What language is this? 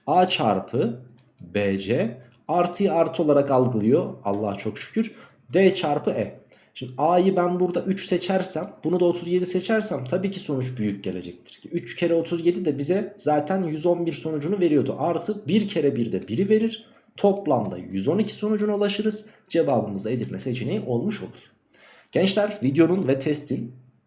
Turkish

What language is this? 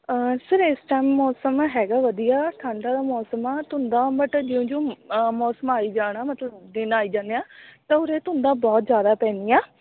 Punjabi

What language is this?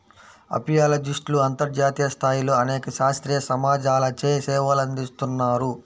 Telugu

